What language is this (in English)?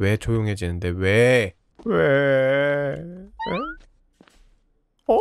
Korean